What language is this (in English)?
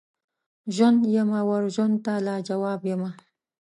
Pashto